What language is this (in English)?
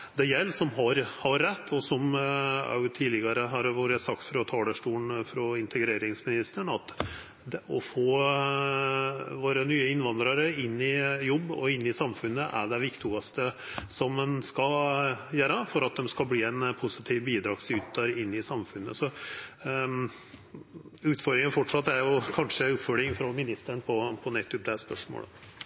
Norwegian Nynorsk